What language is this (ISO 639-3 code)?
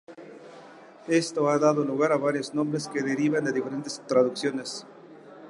spa